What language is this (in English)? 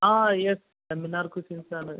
Malayalam